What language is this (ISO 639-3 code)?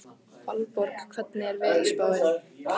isl